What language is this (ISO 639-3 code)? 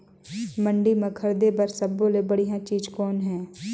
hne